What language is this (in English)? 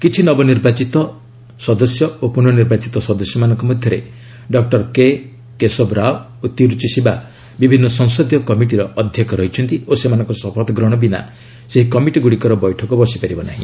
Odia